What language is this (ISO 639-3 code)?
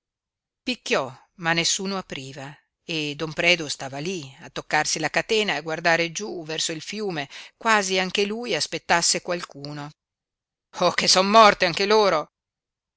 ita